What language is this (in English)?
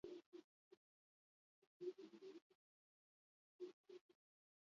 Basque